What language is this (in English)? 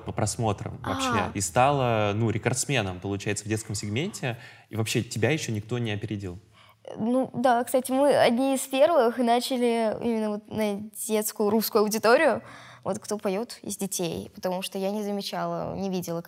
Russian